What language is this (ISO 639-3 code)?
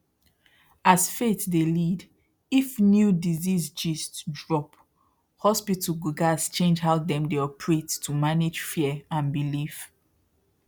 pcm